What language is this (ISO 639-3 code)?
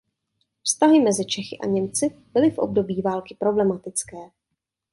ces